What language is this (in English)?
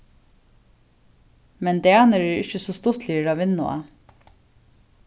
Faroese